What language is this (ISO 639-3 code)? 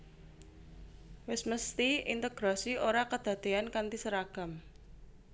jav